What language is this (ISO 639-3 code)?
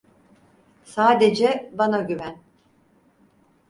tur